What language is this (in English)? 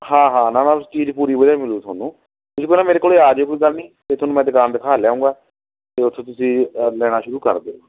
Punjabi